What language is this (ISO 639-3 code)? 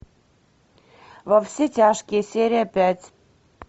rus